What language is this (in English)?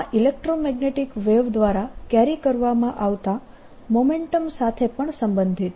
Gujarati